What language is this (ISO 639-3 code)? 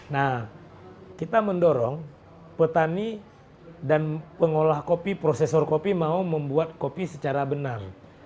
ind